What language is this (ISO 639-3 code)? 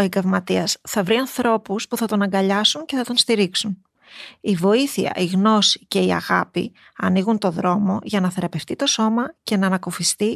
ell